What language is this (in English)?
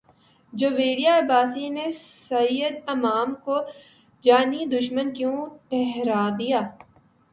Urdu